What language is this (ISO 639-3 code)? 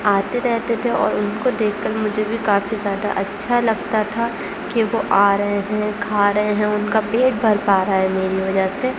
urd